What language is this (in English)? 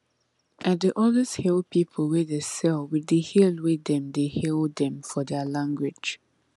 Nigerian Pidgin